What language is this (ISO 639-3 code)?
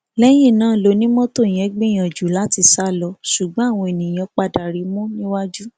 yor